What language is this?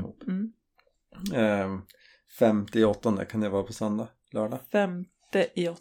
Swedish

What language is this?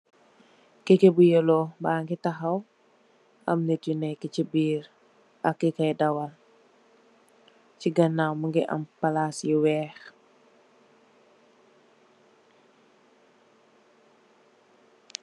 Wolof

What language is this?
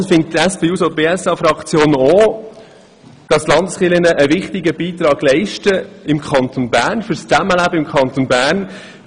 Swiss German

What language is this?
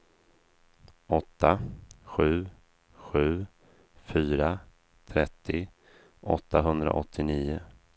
Swedish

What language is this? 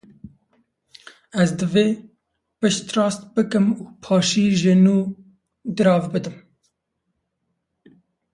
Kurdish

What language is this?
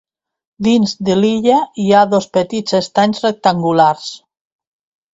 Catalan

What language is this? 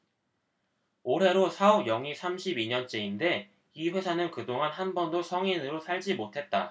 Korean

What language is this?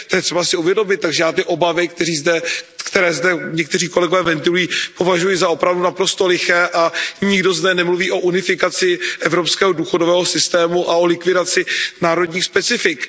Czech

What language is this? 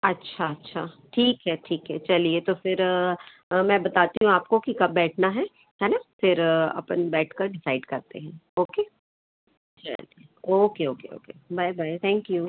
Hindi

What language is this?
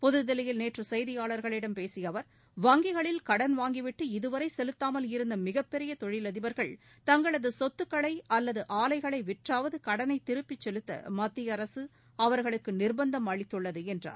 Tamil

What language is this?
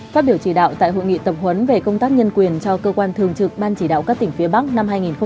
Vietnamese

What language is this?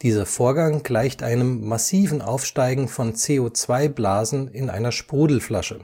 German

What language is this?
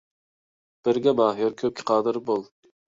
Uyghur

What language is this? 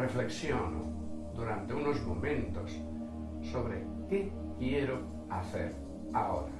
Spanish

